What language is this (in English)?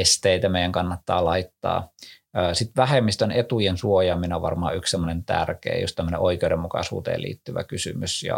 Finnish